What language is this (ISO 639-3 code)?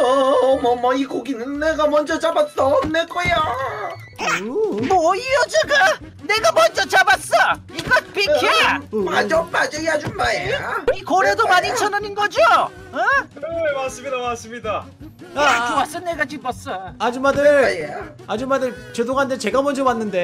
kor